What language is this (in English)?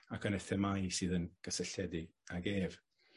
Welsh